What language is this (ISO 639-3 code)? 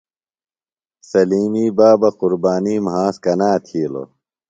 phl